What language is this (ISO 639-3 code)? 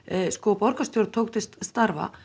isl